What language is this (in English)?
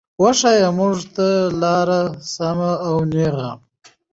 Pashto